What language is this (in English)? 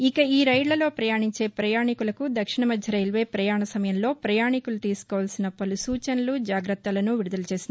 Telugu